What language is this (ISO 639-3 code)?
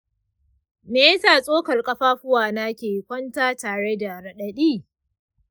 hau